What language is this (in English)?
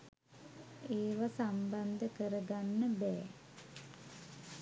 Sinhala